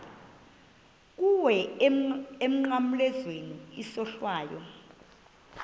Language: Xhosa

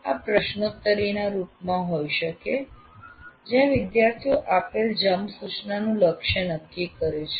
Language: Gujarati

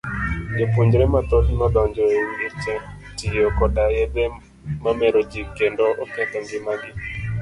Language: Luo (Kenya and Tanzania)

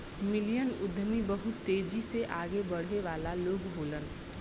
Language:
Bhojpuri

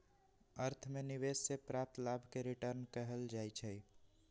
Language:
Magahi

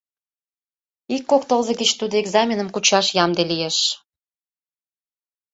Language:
Mari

